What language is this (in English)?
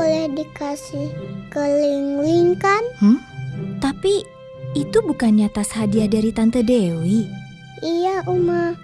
Indonesian